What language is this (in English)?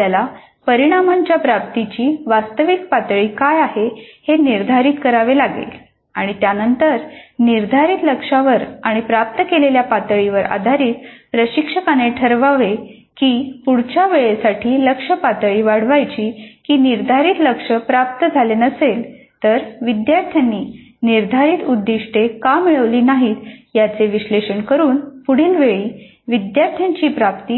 Marathi